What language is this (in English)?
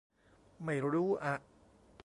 Thai